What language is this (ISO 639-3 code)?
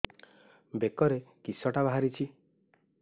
ori